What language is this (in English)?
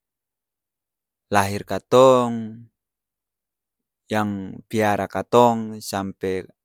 Ambonese Malay